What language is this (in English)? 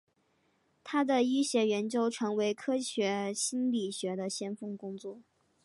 Chinese